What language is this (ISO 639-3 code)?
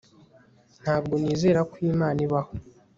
kin